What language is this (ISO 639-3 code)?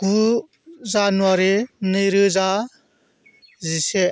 brx